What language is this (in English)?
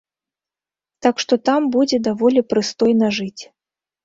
Belarusian